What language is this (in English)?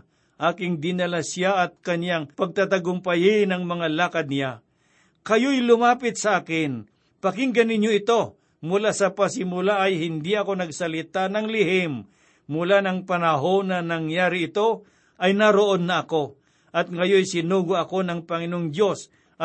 Filipino